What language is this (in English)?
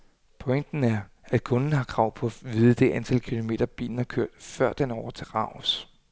Danish